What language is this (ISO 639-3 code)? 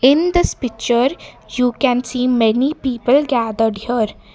eng